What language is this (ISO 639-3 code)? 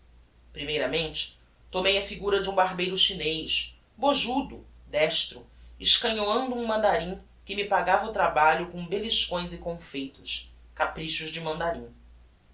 por